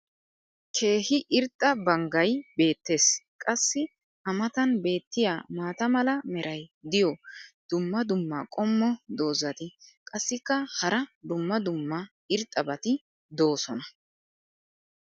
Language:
Wolaytta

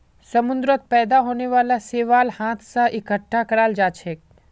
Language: Magahi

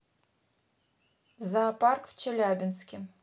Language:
Russian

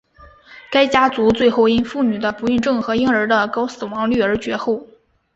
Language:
Chinese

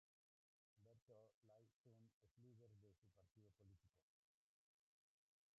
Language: Spanish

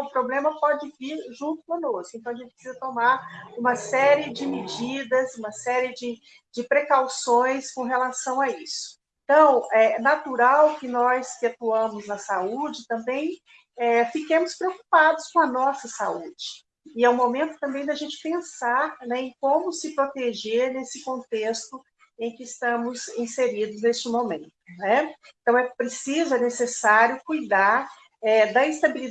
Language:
Portuguese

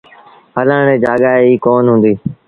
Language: Sindhi Bhil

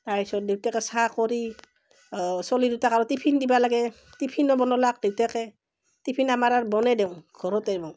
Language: Assamese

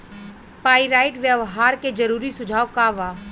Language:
Bhojpuri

